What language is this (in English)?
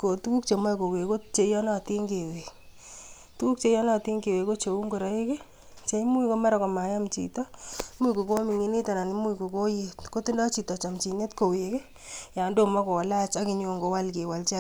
Kalenjin